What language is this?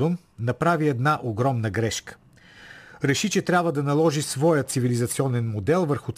Bulgarian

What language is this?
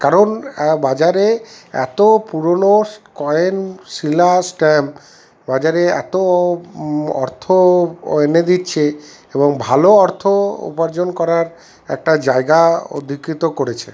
Bangla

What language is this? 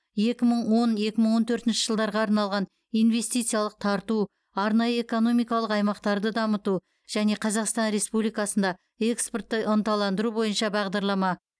Kazakh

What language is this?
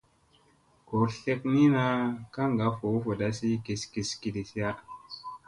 Musey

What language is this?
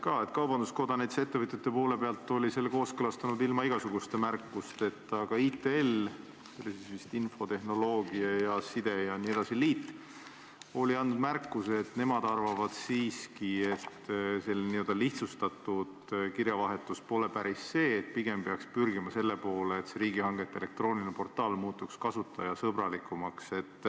Estonian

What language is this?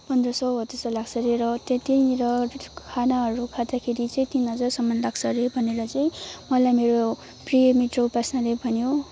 Nepali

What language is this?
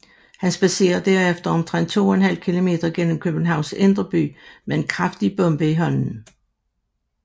Danish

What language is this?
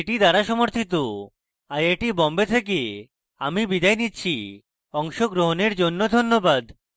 Bangla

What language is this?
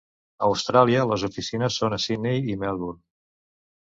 Catalan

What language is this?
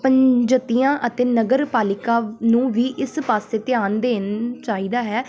Punjabi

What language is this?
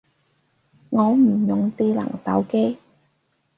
Cantonese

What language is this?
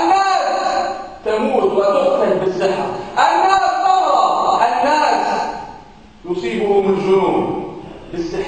Arabic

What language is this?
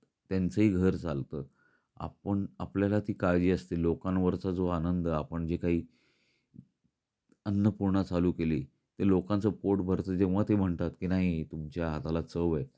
Marathi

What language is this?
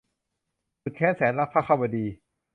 Thai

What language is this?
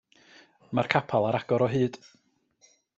Welsh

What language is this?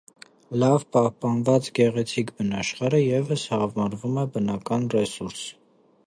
Armenian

